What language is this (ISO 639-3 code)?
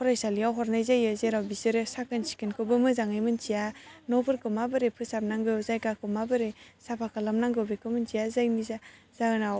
brx